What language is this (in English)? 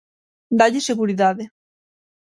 Galician